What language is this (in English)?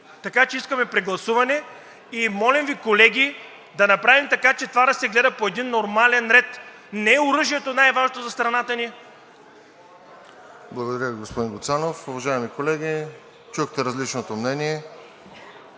Bulgarian